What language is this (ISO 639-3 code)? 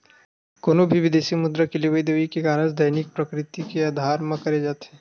hne